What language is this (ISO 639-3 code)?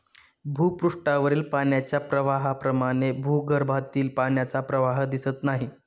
mar